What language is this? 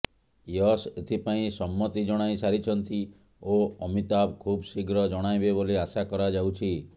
Odia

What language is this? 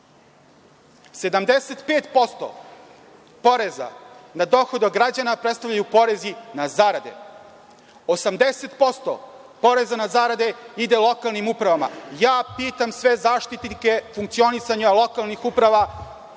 Serbian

